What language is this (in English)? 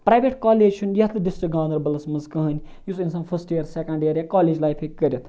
Kashmiri